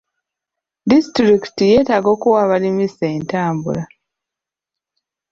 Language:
Ganda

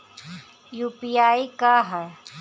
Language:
Bhojpuri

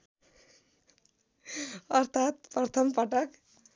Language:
Nepali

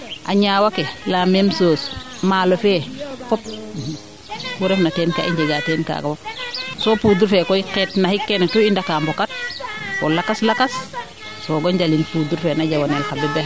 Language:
Serer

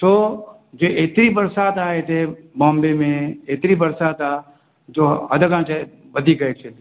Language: Sindhi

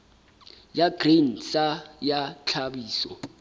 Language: Southern Sotho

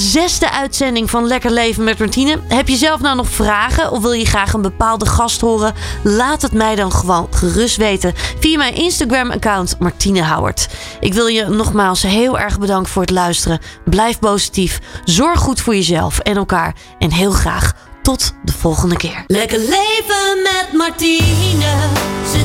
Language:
Dutch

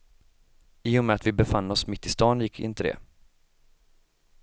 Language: Swedish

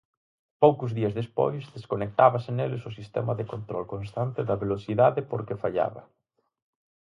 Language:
Galician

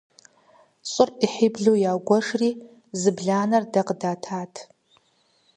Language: Kabardian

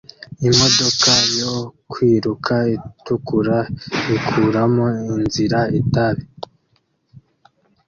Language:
Kinyarwanda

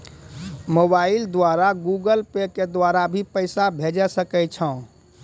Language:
Maithili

